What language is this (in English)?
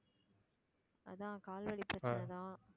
Tamil